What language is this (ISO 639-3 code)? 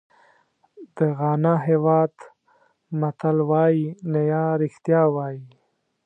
pus